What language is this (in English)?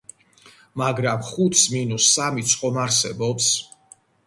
Georgian